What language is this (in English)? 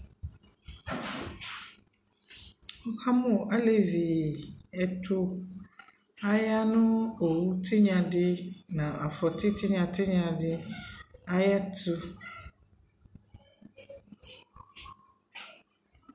Ikposo